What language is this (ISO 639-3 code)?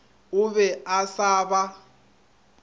nso